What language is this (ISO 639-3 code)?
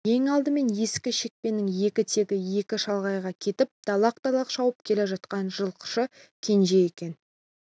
kaz